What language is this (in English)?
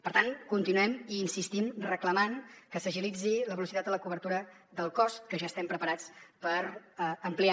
Catalan